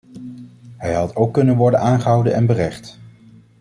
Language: Dutch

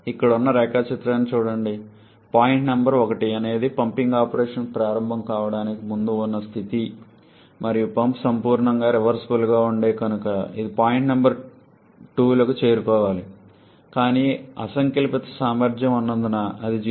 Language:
Telugu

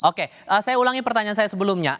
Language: Indonesian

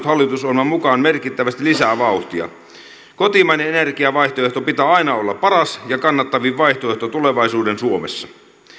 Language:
Finnish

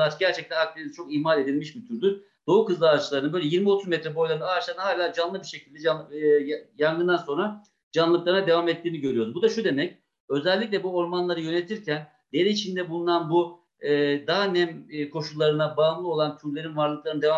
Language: Turkish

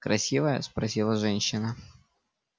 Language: Russian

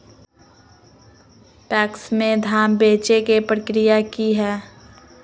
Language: Magahi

